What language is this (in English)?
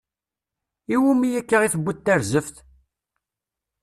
Kabyle